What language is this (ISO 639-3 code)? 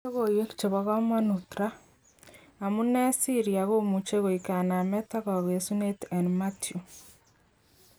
kln